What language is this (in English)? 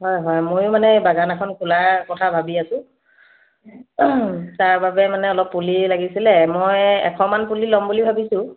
Assamese